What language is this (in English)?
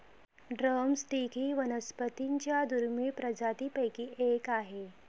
Marathi